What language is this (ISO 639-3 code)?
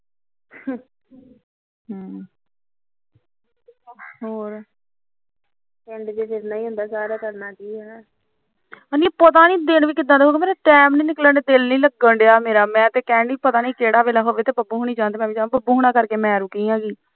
pan